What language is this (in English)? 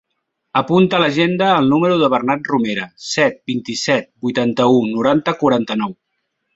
Catalan